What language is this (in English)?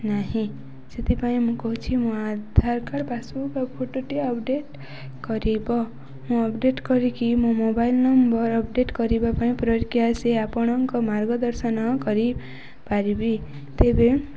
Odia